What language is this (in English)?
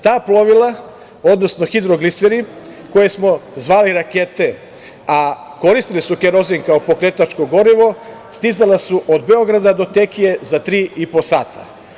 Serbian